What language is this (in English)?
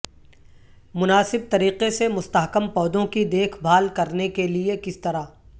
Urdu